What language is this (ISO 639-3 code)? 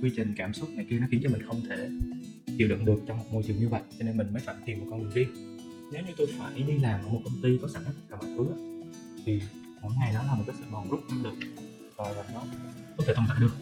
vie